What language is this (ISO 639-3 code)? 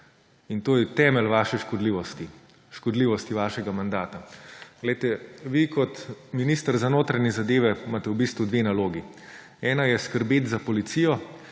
slv